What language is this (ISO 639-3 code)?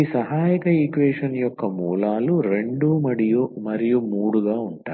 tel